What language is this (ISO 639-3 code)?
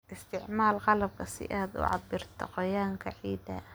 som